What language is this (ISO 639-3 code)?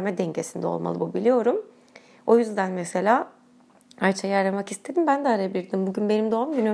tur